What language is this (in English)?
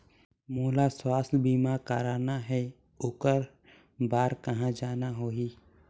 Chhattisgarhi